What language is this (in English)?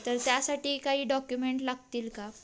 Marathi